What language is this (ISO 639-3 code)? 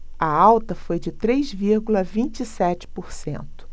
por